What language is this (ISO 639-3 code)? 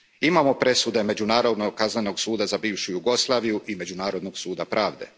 hrv